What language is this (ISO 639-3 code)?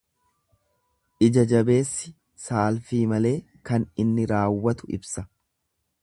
orm